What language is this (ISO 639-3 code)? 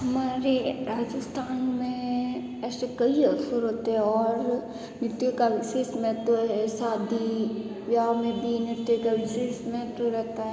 hin